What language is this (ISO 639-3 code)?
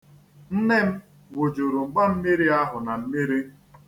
ibo